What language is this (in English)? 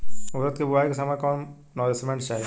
Bhojpuri